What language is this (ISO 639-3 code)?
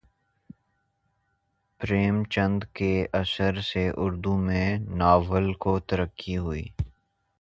urd